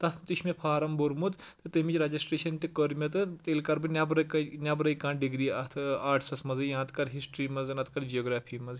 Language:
Kashmiri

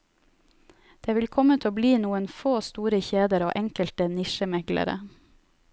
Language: Norwegian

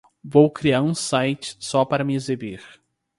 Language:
Portuguese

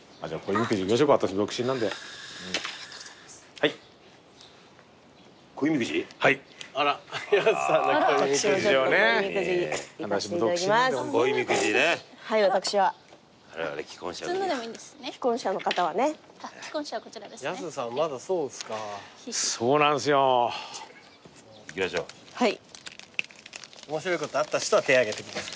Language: Japanese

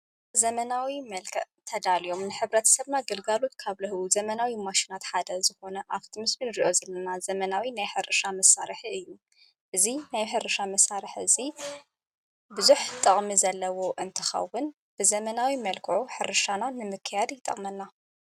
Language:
Tigrinya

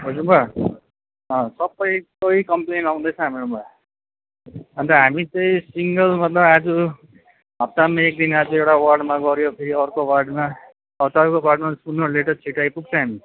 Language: Nepali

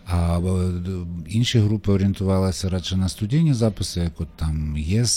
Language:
Ukrainian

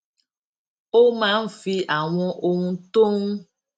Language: Yoruba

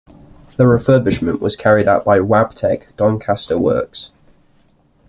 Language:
English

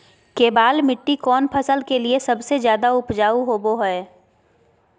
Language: Magahi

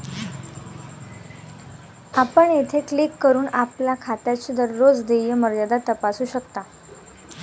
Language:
Marathi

